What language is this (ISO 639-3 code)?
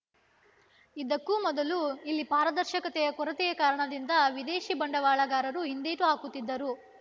kan